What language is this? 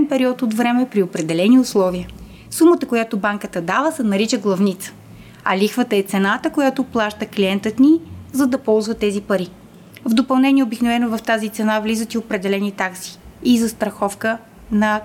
Bulgarian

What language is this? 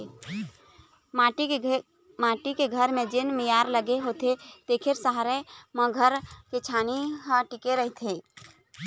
Chhattisgarhi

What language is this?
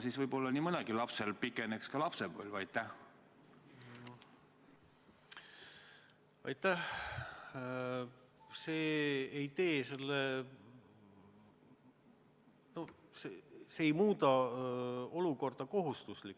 Estonian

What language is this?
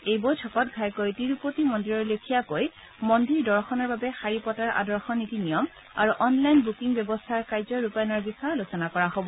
Assamese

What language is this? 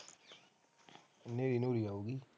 Punjabi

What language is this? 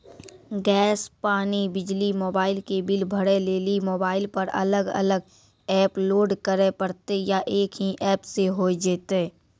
Maithili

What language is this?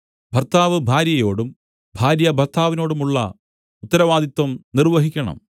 Malayalam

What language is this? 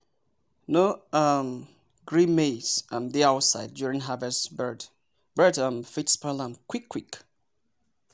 Nigerian Pidgin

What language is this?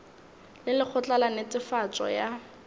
Northern Sotho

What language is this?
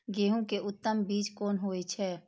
Maithili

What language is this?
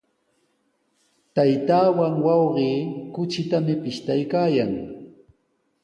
Sihuas Ancash Quechua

